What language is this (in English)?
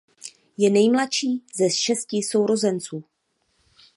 Czech